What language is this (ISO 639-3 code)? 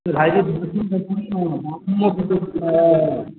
mai